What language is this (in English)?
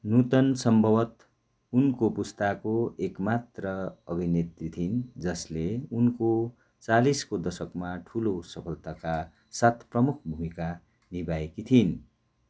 Nepali